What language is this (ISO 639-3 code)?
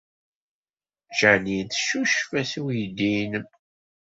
kab